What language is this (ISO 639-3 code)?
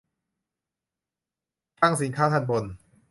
tha